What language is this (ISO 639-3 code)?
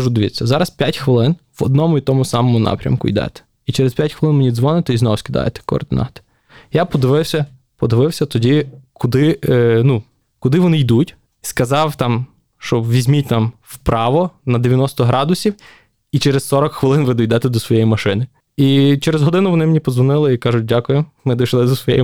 ukr